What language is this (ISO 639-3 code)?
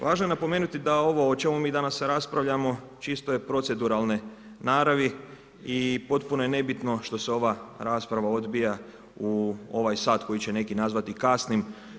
hrv